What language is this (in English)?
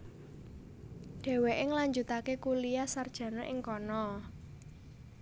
Javanese